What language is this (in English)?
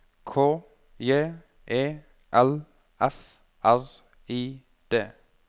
Norwegian